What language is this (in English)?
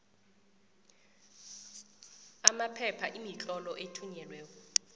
South Ndebele